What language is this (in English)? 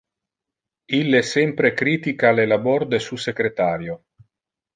Interlingua